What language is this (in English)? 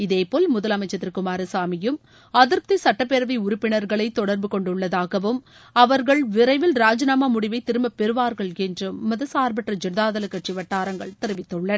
Tamil